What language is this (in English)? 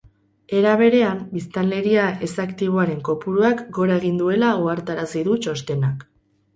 Basque